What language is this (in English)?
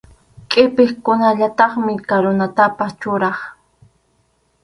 Arequipa-La Unión Quechua